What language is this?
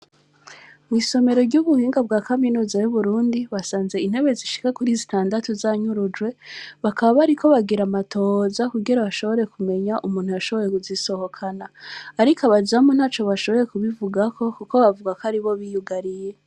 Rundi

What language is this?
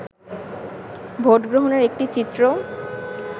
Bangla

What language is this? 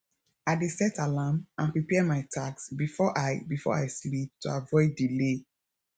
Nigerian Pidgin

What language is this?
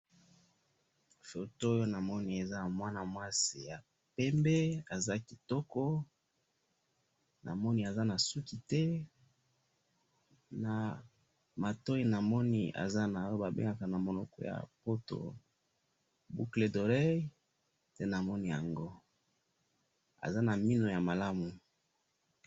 Lingala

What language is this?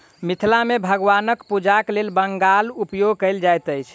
Maithili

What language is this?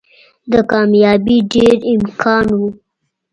Pashto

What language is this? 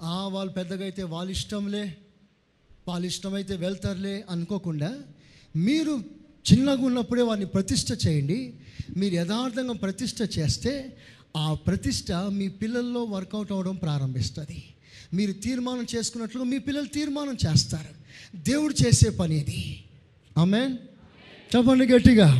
Telugu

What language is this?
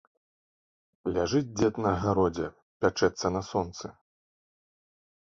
Belarusian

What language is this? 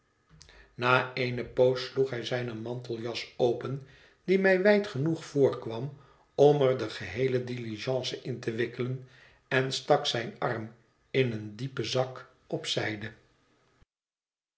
Dutch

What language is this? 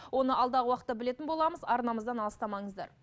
Kazakh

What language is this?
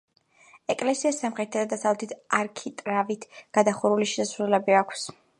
Georgian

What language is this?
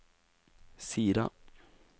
Norwegian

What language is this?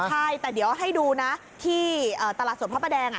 Thai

